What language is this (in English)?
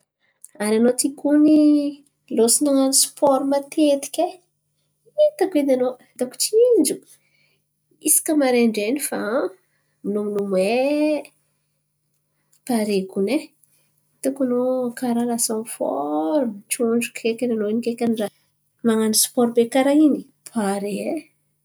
Antankarana Malagasy